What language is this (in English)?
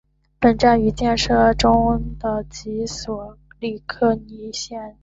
Chinese